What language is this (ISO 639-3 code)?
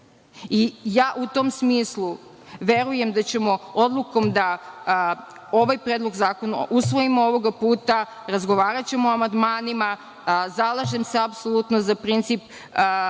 srp